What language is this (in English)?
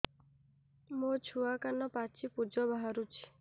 Odia